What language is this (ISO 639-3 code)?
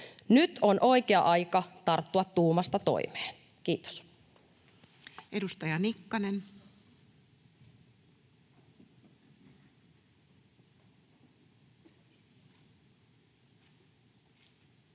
fin